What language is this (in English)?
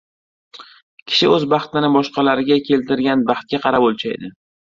Uzbek